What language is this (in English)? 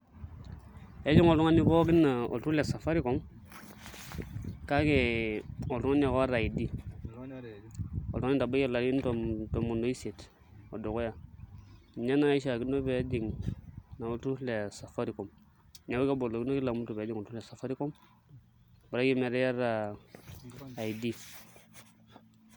Masai